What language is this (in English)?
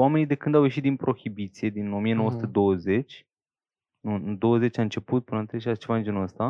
Romanian